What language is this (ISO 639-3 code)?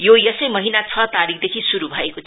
nep